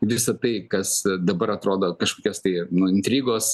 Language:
Lithuanian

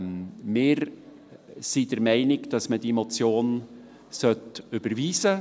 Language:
Swiss German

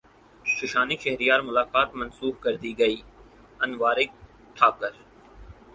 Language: Urdu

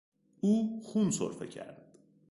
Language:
Persian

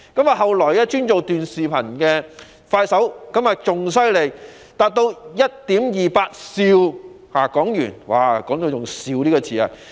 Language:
Cantonese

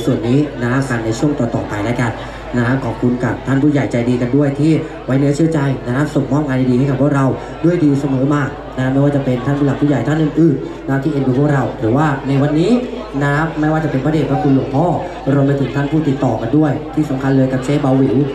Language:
Thai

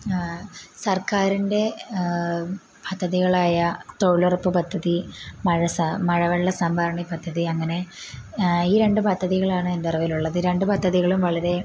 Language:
Malayalam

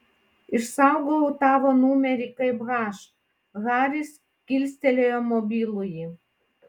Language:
Lithuanian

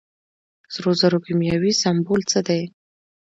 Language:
Pashto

